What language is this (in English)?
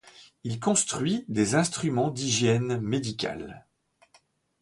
French